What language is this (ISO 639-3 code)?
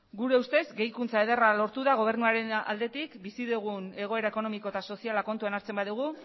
eus